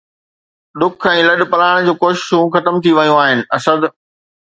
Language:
Sindhi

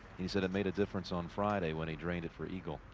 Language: English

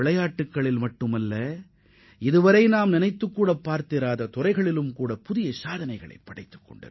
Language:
Tamil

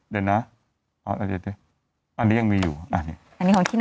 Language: Thai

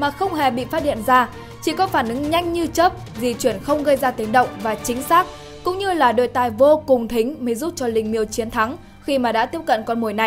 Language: Vietnamese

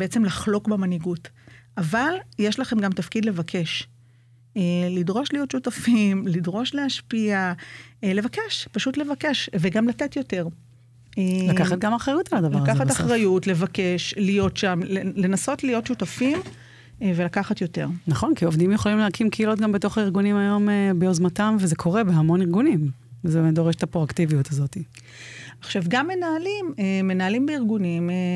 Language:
Hebrew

